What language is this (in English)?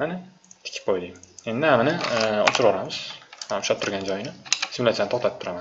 Turkish